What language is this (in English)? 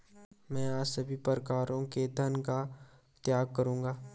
Hindi